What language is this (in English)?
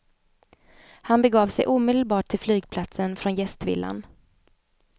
Swedish